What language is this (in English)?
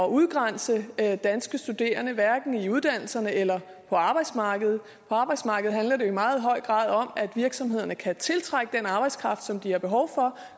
Danish